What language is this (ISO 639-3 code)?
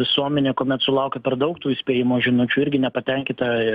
lit